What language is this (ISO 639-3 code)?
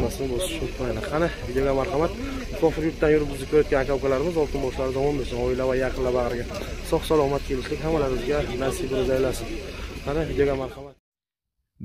tur